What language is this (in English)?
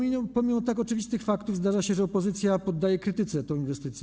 Polish